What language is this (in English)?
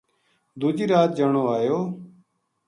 Gujari